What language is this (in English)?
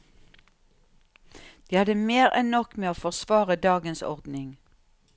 Norwegian